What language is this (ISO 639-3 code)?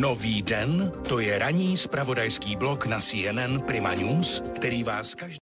ces